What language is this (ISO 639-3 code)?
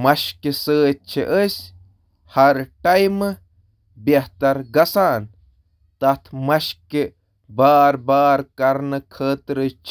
kas